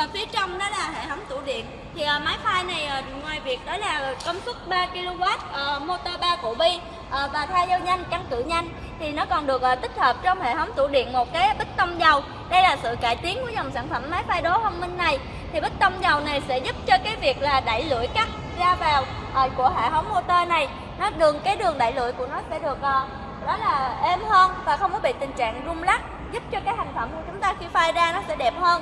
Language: Vietnamese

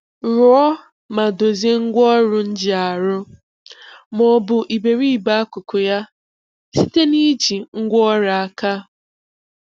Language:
Igbo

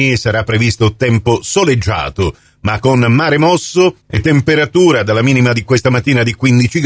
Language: Italian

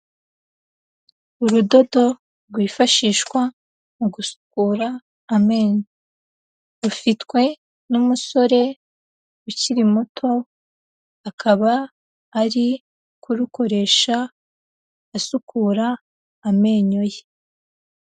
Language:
Kinyarwanda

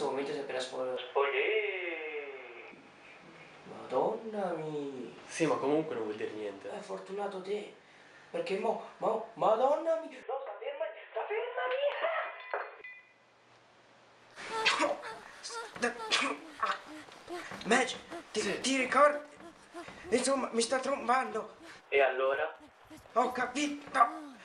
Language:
Italian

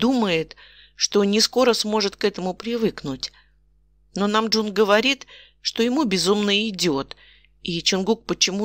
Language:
Russian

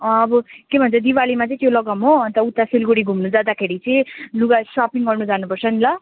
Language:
Nepali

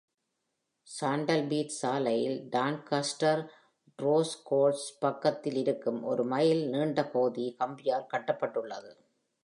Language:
Tamil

